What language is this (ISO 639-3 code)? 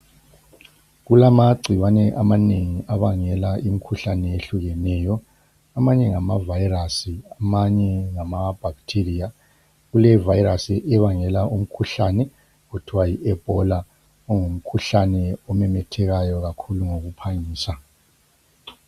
nde